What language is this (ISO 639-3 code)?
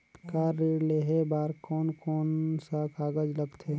hne